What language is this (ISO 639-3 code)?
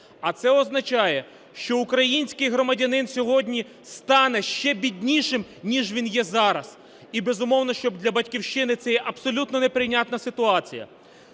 ukr